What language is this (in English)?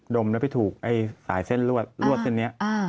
Thai